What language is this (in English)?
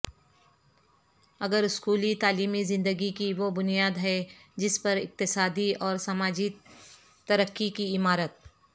Urdu